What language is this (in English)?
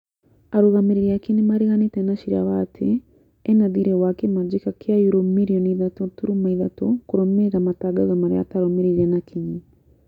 Kikuyu